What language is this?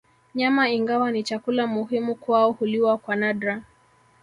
Swahili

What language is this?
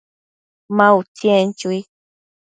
Matsés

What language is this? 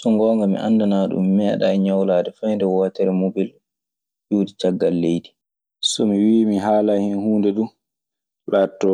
Maasina Fulfulde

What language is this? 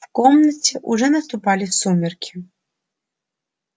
Russian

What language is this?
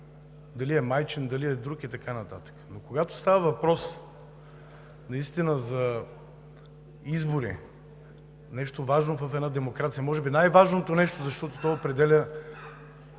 Bulgarian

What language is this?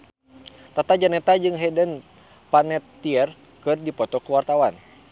Sundanese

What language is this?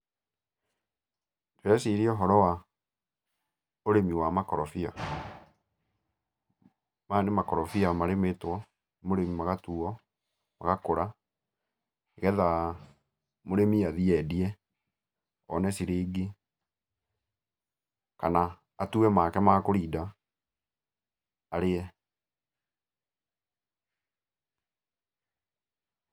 Kikuyu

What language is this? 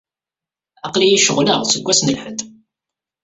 Kabyle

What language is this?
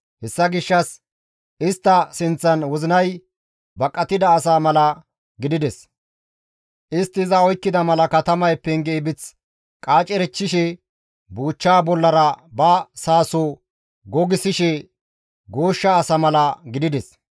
Gamo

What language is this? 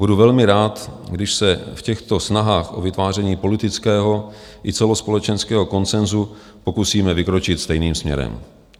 Czech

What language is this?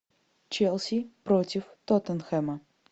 Russian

